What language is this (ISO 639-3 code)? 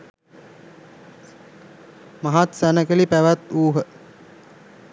sin